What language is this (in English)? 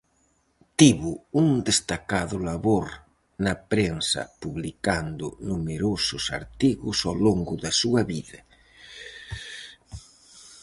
Galician